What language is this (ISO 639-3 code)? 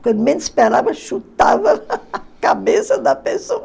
por